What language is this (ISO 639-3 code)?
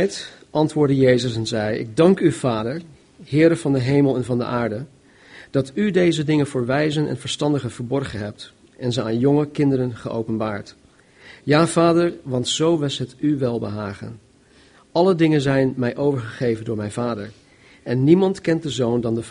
nld